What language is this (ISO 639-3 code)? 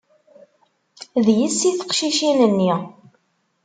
kab